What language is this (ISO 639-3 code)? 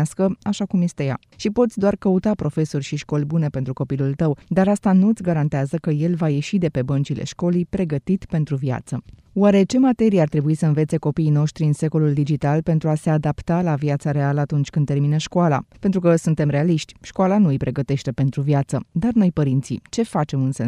ron